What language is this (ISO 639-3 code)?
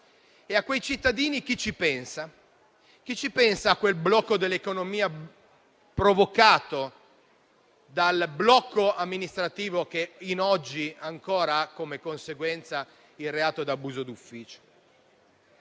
ita